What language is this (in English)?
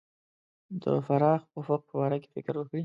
Pashto